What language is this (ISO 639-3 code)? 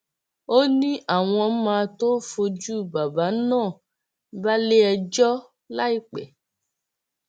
yor